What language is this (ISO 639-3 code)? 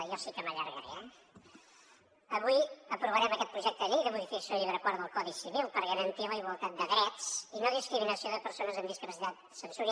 cat